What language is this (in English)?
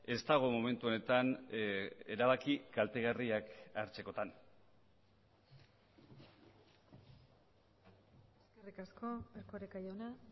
Basque